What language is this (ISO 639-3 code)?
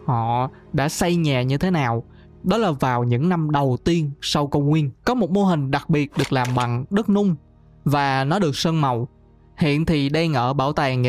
vie